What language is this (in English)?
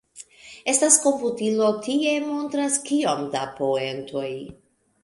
Esperanto